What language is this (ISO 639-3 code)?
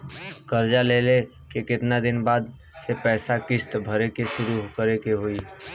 bho